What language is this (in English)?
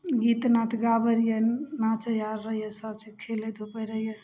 Maithili